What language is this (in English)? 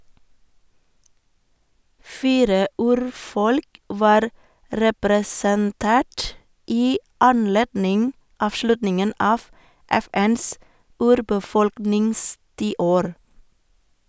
Norwegian